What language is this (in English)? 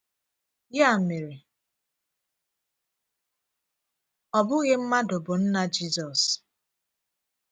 Igbo